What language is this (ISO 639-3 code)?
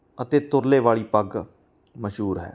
pan